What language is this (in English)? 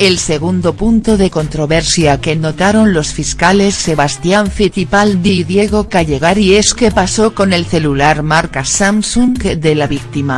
Spanish